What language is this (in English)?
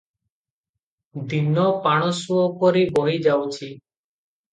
Odia